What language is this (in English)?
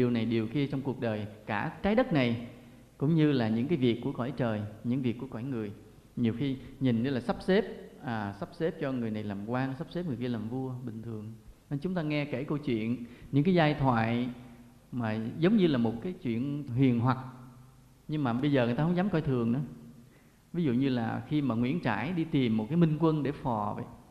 Vietnamese